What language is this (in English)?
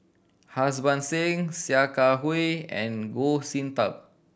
English